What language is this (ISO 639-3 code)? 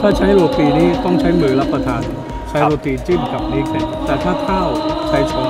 tha